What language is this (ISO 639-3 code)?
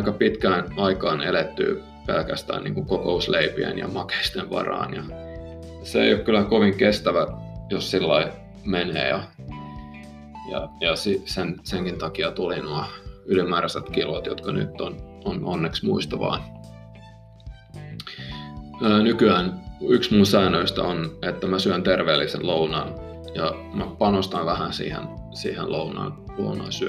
fin